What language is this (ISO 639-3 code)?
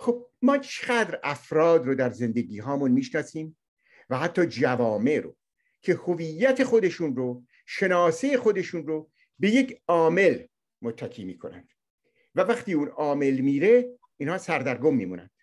fas